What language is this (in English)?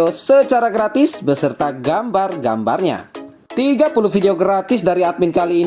Indonesian